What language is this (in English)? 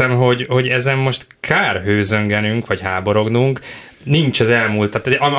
Hungarian